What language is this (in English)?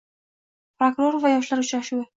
Uzbek